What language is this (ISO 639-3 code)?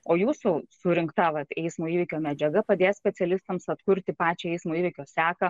lit